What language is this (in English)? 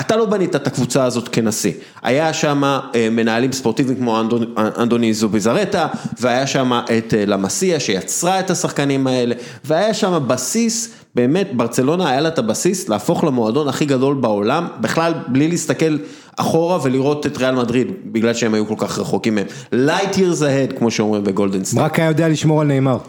Hebrew